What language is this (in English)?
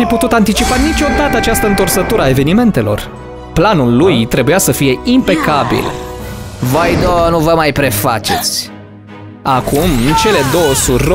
Romanian